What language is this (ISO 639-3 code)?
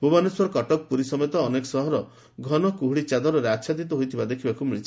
ori